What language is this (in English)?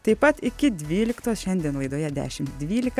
Lithuanian